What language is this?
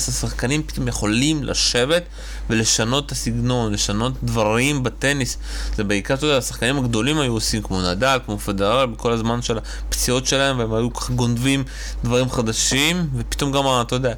Hebrew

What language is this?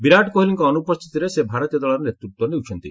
Odia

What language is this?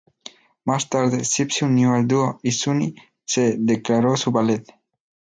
Spanish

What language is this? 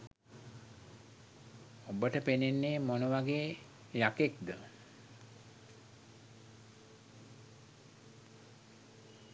Sinhala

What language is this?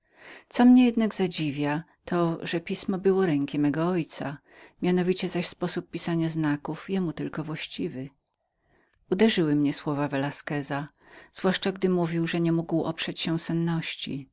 Polish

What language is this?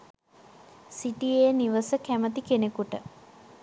Sinhala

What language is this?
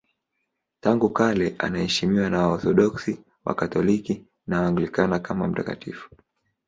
Swahili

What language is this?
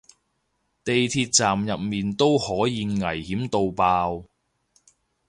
Cantonese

